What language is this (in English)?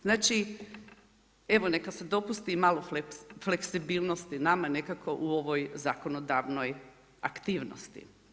Croatian